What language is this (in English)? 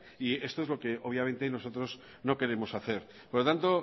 Spanish